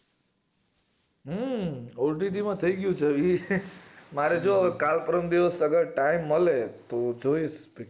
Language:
Gujarati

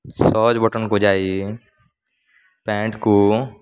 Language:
Odia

